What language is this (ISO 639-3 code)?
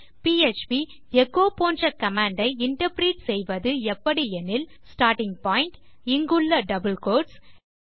tam